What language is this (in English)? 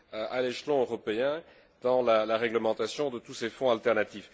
French